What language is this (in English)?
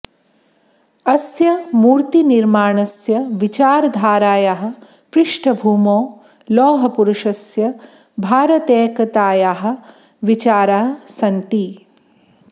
Sanskrit